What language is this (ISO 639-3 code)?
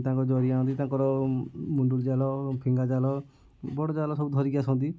ori